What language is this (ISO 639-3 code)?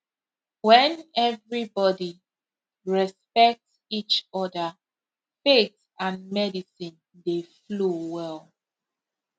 pcm